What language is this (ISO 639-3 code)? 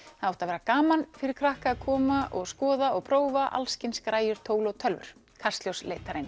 isl